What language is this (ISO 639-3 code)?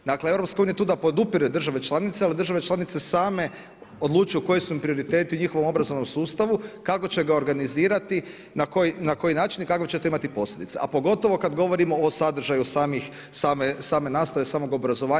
hrv